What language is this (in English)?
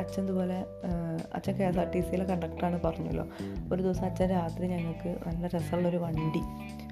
Malayalam